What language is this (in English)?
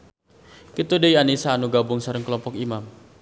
Sundanese